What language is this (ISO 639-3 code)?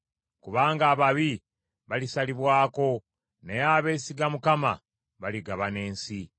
lug